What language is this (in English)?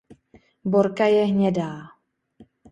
Czech